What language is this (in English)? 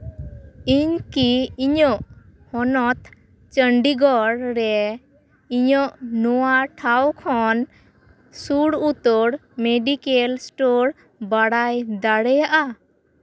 Santali